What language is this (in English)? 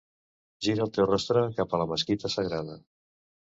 Catalan